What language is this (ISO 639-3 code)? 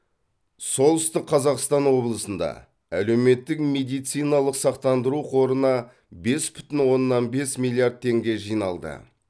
kaz